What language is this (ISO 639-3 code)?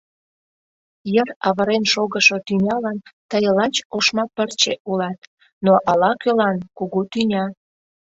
chm